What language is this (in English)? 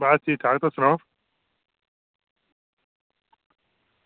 Dogri